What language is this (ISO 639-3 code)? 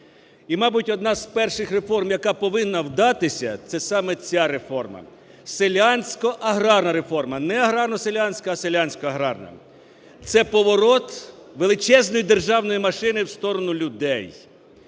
ukr